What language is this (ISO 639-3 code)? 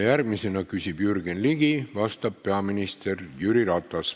est